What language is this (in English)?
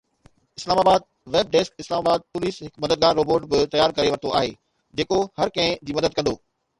Sindhi